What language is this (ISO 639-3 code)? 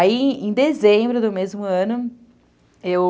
por